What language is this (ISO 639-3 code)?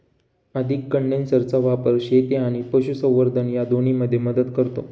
mar